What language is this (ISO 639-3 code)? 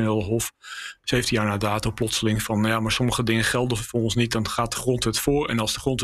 nld